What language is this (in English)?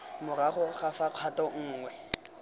Tswana